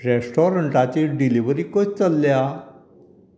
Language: Konkani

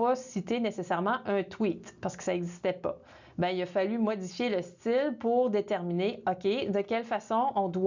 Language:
French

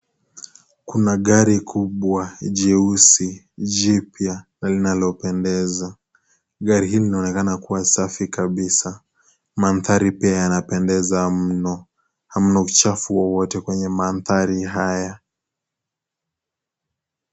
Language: Swahili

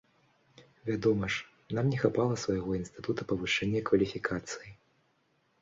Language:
Belarusian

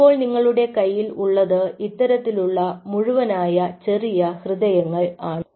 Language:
Malayalam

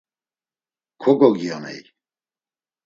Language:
Laz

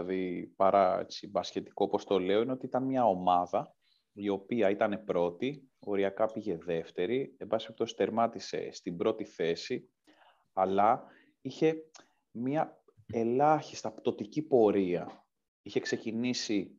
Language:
Greek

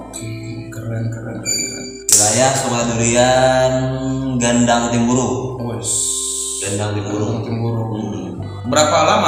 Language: Indonesian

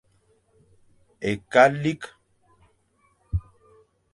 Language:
Fang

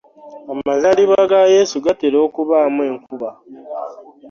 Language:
Ganda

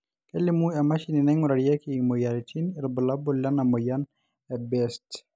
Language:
Masai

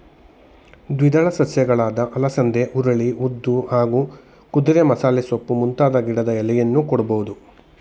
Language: Kannada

